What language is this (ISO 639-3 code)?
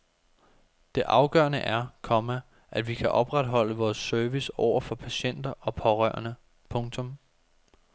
dan